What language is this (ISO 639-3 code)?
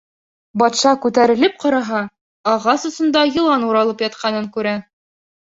bak